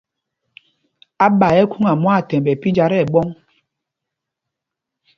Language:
Mpumpong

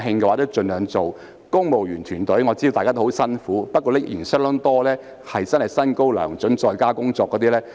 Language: Cantonese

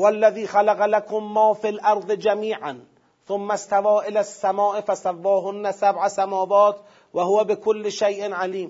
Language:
Persian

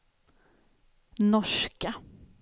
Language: Swedish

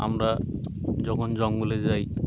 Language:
Bangla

